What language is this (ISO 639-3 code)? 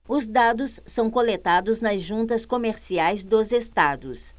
por